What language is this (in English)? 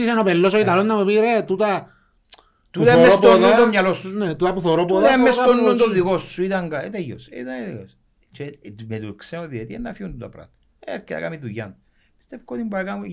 Greek